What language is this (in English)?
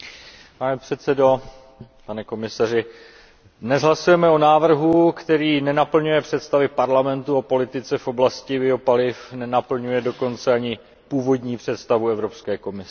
Czech